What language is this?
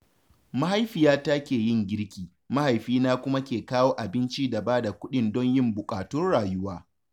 Hausa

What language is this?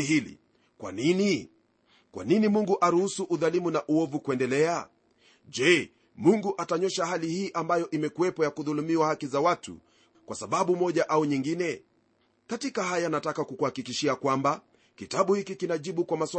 Swahili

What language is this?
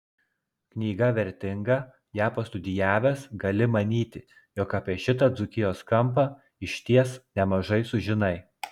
Lithuanian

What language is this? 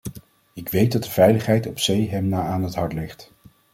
Dutch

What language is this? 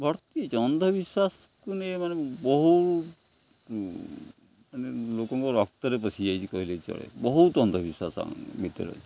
Odia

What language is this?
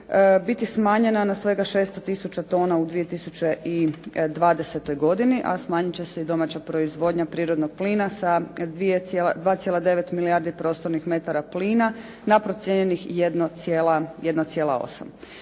Croatian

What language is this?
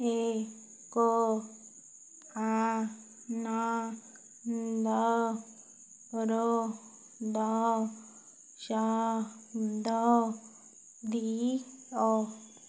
Odia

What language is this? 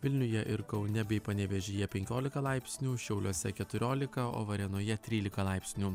Lithuanian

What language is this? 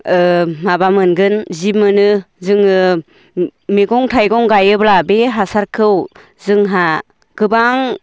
Bodo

